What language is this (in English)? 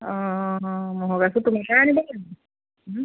Assamese